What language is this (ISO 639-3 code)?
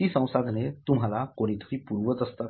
mar